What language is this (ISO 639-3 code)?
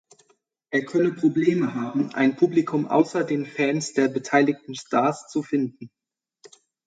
deu